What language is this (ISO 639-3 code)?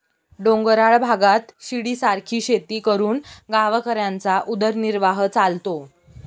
mar